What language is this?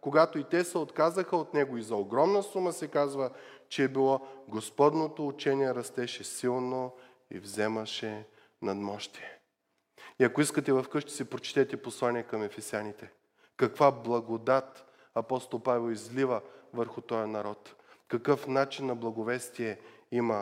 Bulgarian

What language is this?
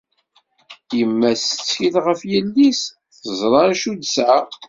Kabyle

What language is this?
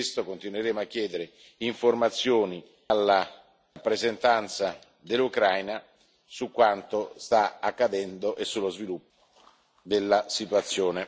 Italian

